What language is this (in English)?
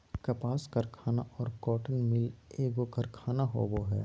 Magahi